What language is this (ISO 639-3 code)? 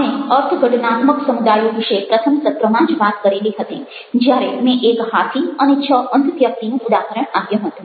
guj